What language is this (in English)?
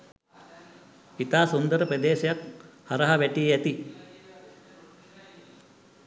Sinhala